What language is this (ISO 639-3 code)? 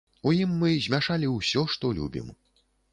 bel